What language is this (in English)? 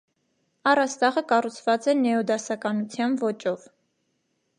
Armenian